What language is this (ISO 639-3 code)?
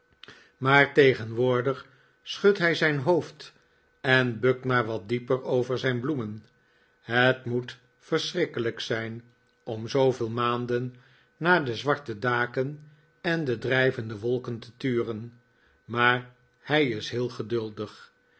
nld